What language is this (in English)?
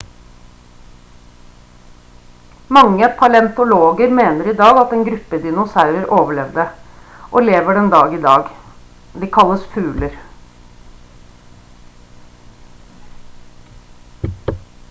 Norwegian Bokmål